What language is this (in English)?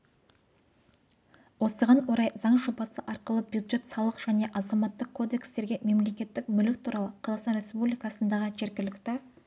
Kazakh